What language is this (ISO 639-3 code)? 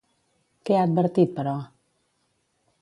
cat